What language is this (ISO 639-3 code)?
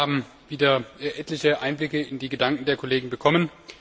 deu